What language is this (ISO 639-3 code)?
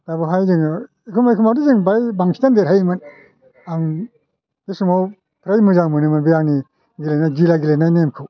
brx